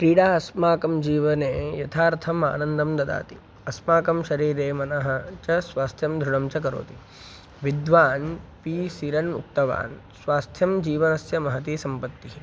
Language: Sanskrit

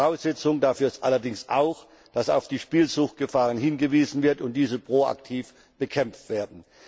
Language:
German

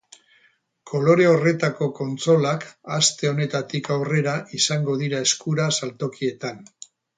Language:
Basque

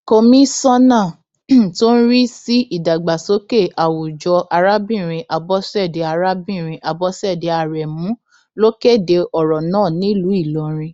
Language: Yoruba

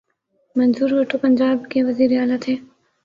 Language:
Urdu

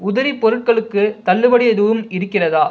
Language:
Tamil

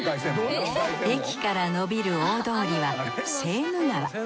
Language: Japanese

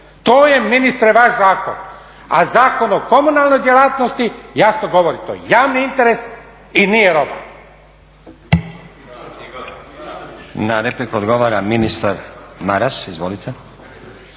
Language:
Croatian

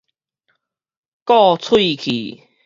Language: Min Nan Chinese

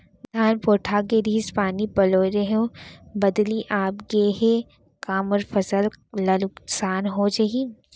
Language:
Chhattisgarhi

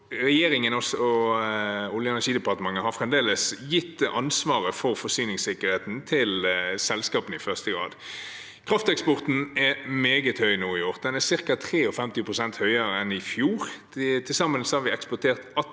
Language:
Norwegian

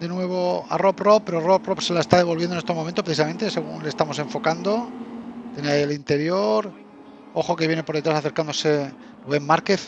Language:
Spanish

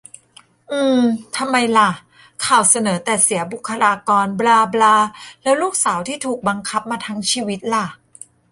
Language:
Thai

